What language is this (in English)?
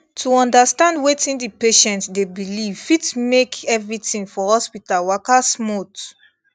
Nigerian Pidgin